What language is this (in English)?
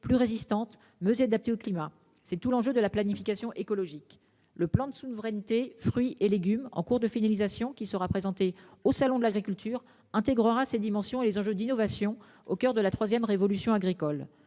French